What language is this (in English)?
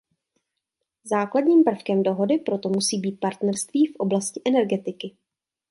Czech